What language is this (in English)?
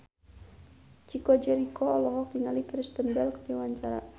Sundanese